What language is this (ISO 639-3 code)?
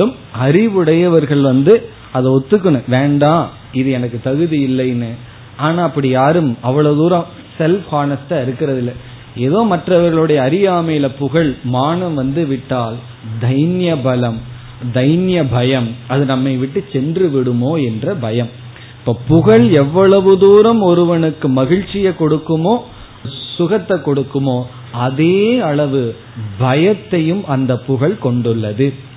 tam